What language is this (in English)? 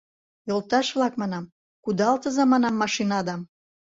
Mari